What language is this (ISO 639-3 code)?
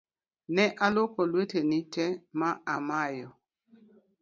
luo